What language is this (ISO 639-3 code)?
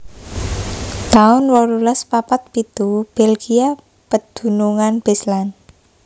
jav